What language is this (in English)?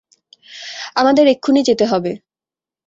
Bangla